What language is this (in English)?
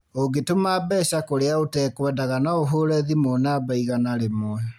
Kikuyu